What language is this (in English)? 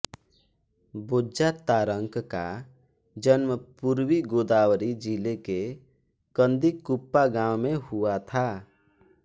Hindi